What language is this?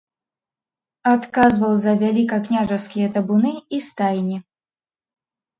Belarusian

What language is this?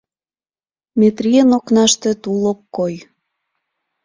Mari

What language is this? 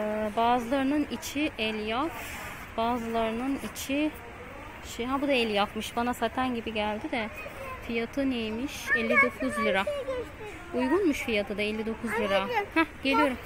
Turkish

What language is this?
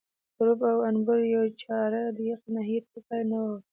Pashto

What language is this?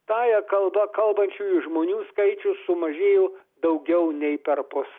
Lithuanian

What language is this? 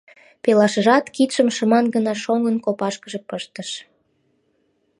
Mari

